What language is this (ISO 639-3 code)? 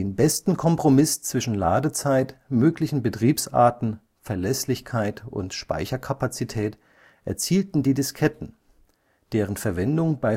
deu